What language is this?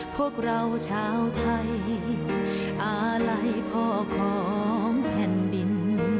Thai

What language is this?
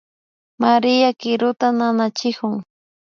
Imbabura Highland Quichua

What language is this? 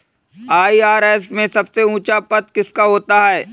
Hindi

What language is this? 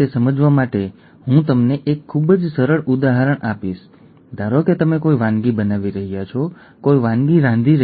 Gujarati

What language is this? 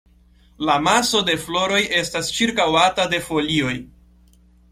Esperanto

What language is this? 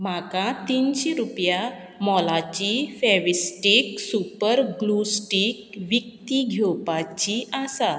Konkani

